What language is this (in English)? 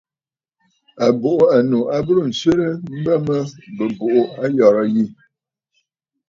Bafut